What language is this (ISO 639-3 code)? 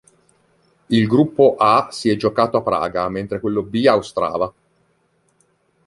ita